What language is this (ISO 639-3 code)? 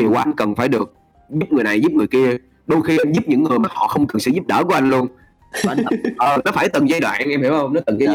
vie